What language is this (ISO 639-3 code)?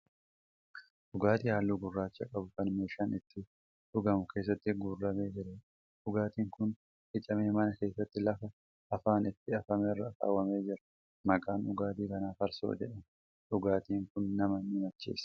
orm